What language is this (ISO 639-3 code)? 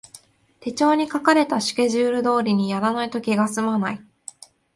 jpn